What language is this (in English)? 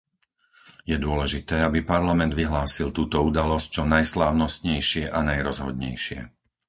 Slovak